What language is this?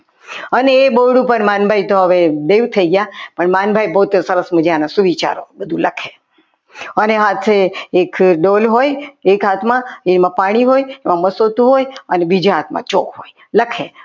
Gujarati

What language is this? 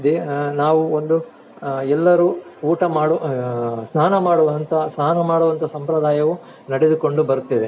Kannada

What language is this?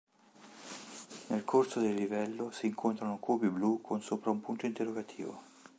Italian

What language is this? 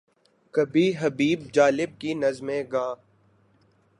Urdu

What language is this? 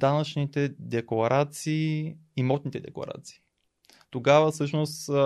Bulgarian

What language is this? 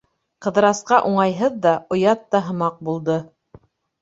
Bashkir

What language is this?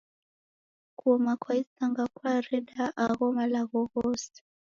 Taita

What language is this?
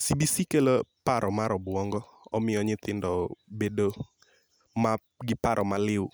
Luo (Kenya and Tanzania)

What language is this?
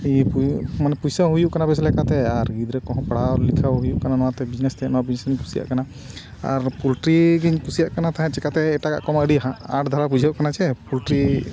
Santali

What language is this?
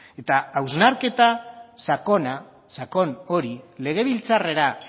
Basque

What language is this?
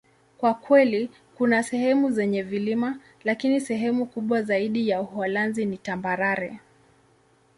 Swahili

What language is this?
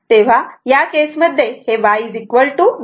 Marathi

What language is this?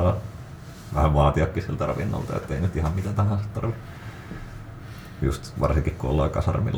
Finnish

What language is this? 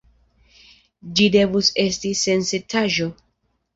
Esperanto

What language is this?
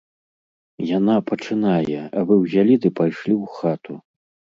Belarusian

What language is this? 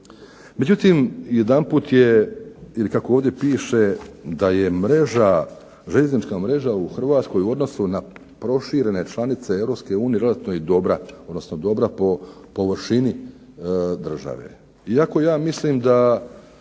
Croatian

